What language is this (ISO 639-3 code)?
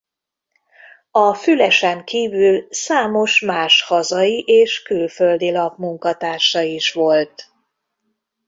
hun